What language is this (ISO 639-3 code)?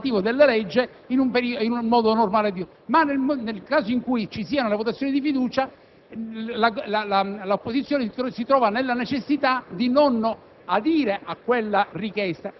ita